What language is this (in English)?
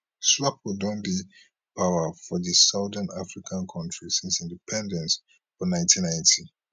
Nigerian Pidgin